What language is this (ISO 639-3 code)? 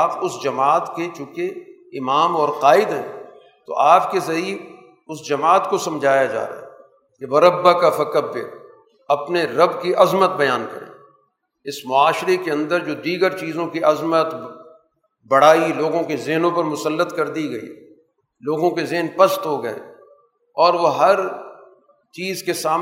urd